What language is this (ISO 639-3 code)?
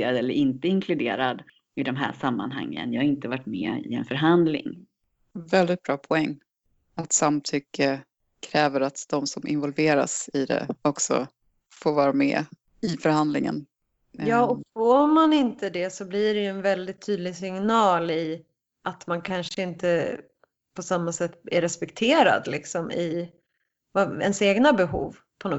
swe